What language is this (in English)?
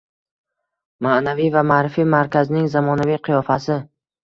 Uzbek